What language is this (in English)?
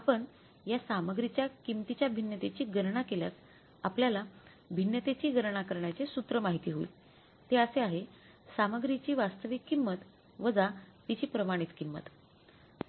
Marathi